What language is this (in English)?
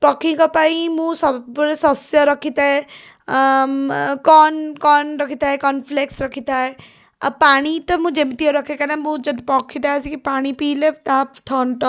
Odia